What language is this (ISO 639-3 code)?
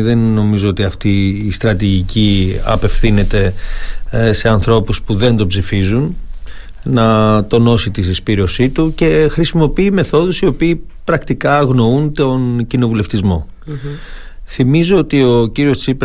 ell